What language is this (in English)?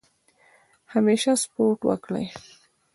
Pashto